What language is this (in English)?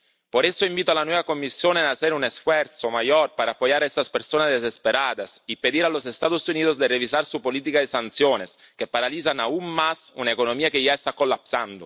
Spanish